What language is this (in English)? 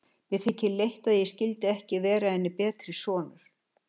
Icelandic